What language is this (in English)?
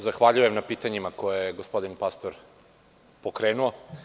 Serbian